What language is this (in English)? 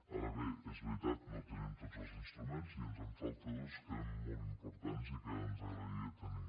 Catalan